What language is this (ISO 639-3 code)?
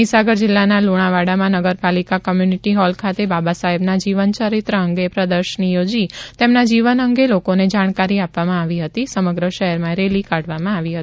guj